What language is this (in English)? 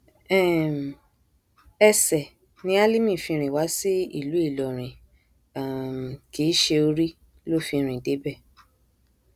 Yoruba